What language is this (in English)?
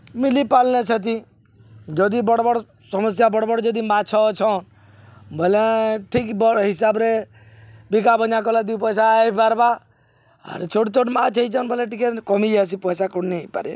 Odia